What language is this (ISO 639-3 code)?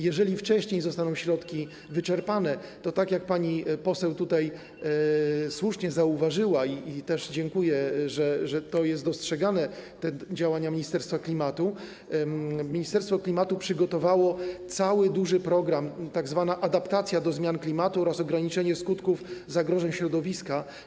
pol